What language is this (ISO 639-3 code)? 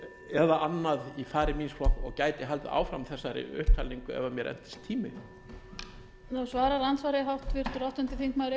isl